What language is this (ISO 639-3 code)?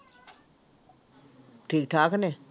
pan